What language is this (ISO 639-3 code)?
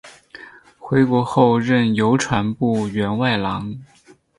zho